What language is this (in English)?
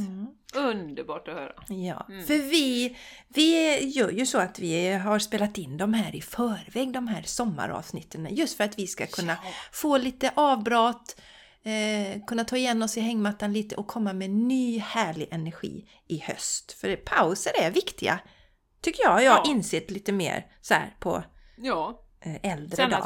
Swedish